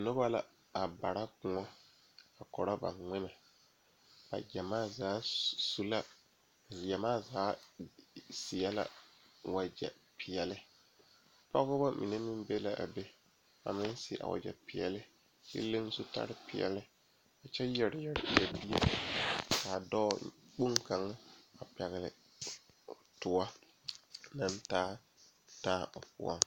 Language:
Southern Dagaare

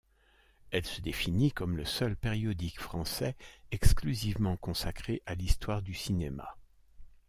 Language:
French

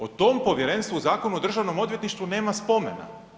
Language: Croatian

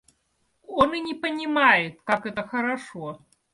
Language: Russian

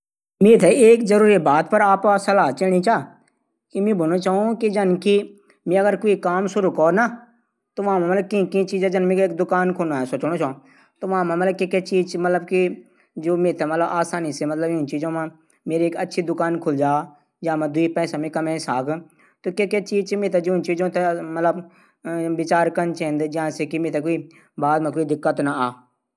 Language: Garhwali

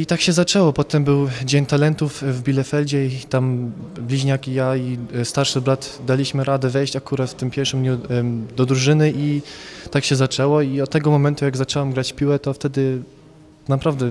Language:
Polish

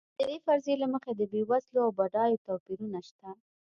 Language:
Pashto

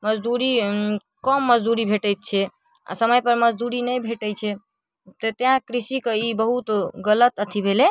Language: Maithili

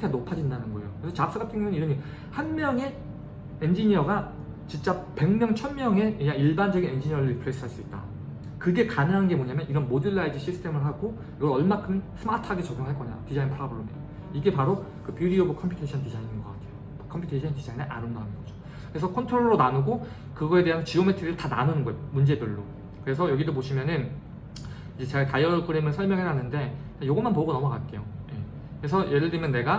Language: Korean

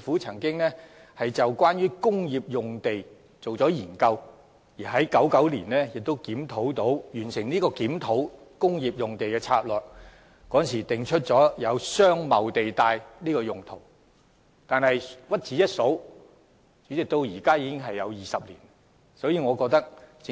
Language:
Cantonese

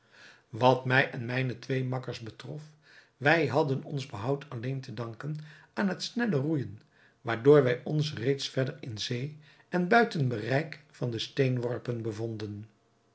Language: Dutch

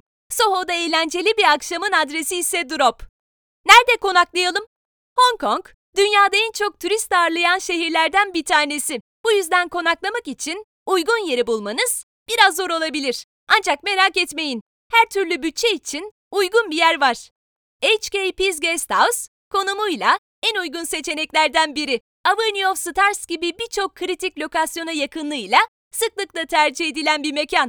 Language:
Turkish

